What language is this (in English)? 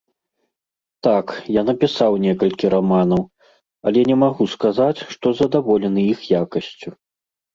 Belarusian